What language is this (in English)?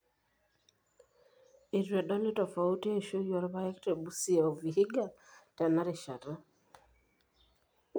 Masai